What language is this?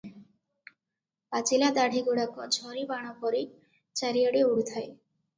Odia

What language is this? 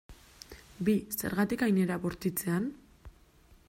Basque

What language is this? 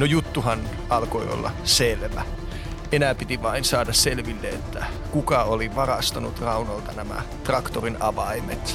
Finnish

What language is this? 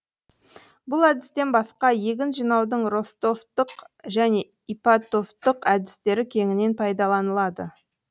Kazakh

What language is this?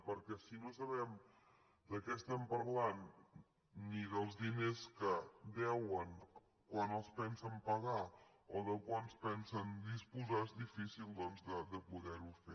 Catalan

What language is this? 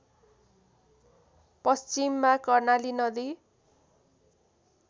Nepali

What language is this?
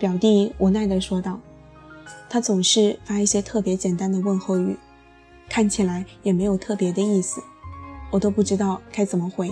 Chinese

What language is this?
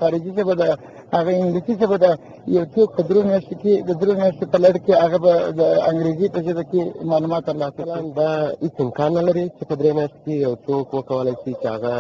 Turkish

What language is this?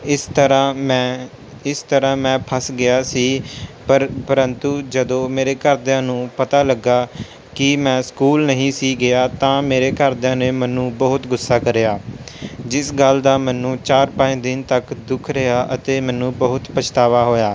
Punjabi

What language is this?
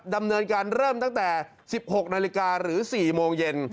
Thai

